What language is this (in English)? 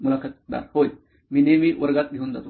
Marathi